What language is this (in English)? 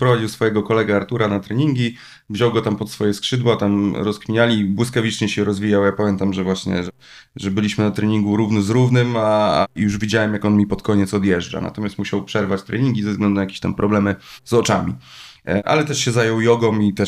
Polish